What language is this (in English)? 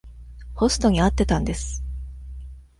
Japanese